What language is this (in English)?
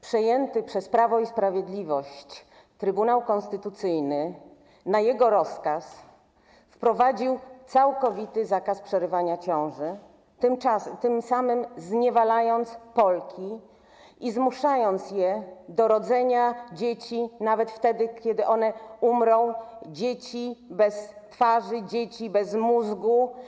Polish